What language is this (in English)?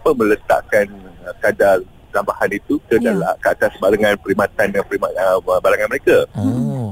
Malay